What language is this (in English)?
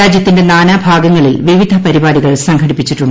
Malayalam